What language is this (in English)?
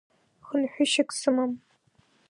Abkhazian